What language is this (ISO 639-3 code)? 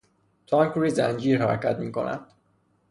fas